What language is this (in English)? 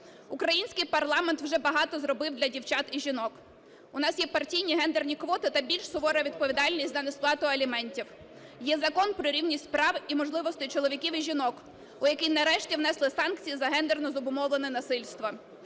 Ukrainian